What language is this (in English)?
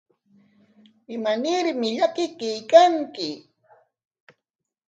Corongo Ancash Quechua